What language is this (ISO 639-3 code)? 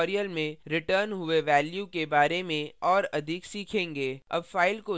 hin